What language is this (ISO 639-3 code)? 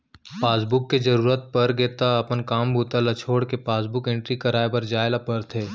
hne